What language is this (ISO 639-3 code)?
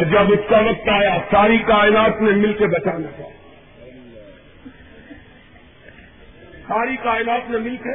urd